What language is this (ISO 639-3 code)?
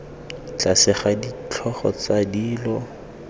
tsn